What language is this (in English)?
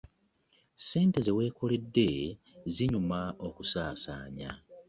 Ganda